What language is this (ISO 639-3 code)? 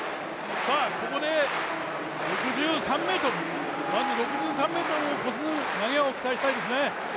jpn